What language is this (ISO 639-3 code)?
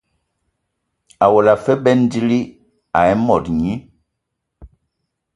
ewo